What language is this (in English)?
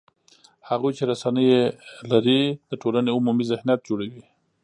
Pashto